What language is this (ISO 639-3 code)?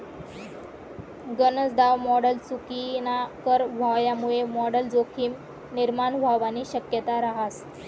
mar